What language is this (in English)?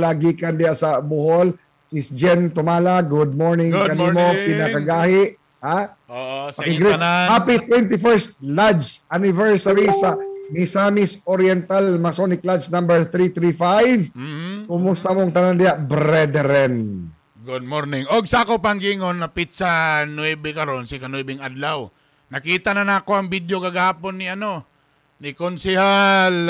Filipino